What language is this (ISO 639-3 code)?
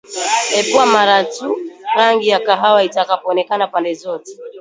swa